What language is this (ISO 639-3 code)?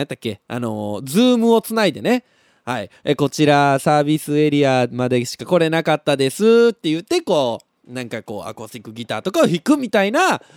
jpn